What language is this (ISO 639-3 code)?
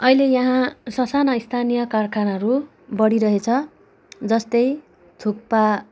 nep